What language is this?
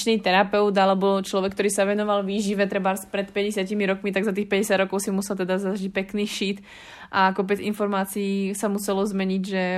Slovak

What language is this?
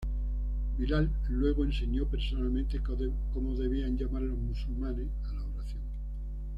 Spanish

